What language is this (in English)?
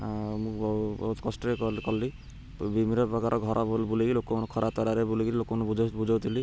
Odia